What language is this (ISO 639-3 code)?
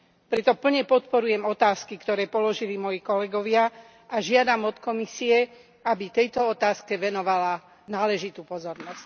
slk